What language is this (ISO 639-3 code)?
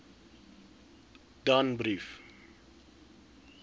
afr